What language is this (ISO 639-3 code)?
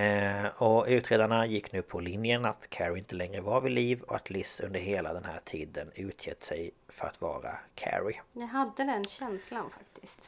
swe